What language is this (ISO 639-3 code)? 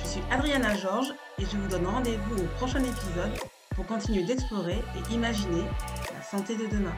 fra